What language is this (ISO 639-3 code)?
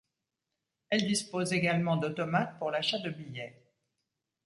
fra